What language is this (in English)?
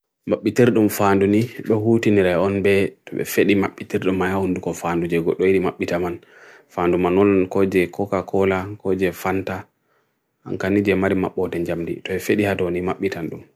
Bagirmi Fulfulde